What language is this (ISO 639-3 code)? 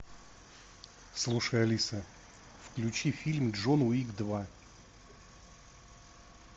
rus